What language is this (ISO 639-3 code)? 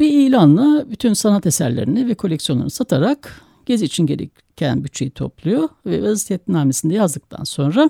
tur